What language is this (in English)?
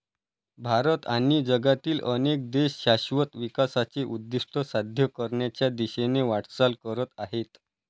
Marathi